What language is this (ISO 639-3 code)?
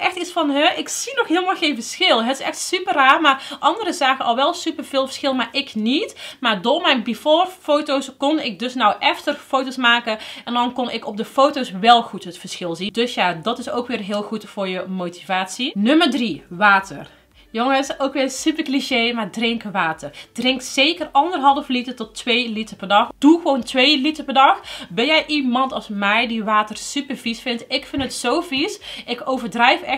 nld